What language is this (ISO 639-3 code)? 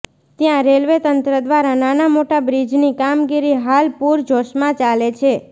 guj